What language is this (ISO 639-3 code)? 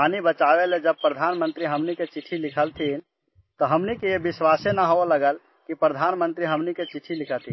hin